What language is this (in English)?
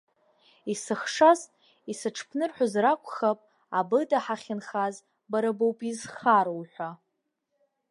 Abkhazian